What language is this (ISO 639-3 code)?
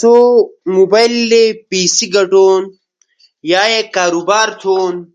ush